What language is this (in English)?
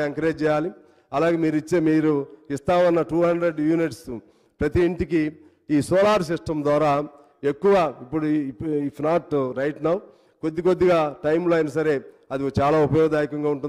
Telugu